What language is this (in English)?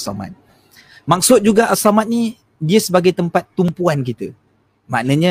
Malay